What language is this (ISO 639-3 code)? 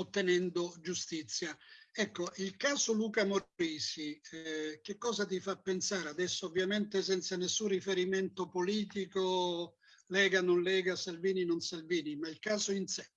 ita